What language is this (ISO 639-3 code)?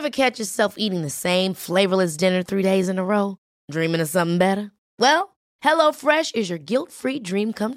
swe